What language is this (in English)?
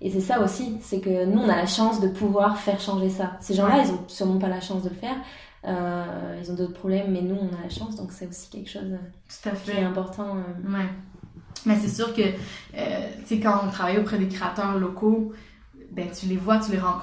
French